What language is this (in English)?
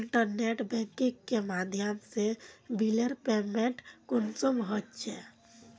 Magahi